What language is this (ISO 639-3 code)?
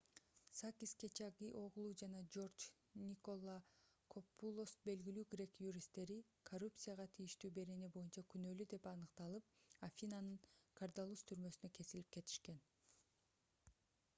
kir